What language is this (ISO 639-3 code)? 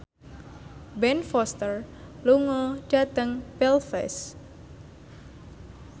jav